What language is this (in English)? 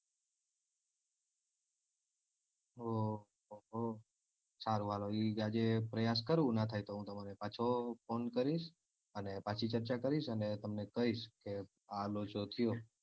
Gujarati